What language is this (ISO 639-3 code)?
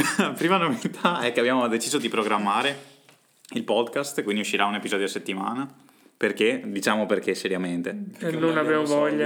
ita